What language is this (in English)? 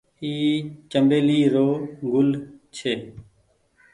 Goaria